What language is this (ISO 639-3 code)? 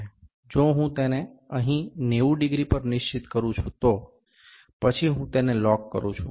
guj